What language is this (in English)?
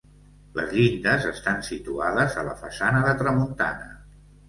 Catalan